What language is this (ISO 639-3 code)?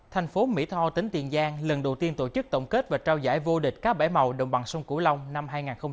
vie